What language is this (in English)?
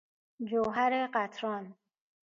Persian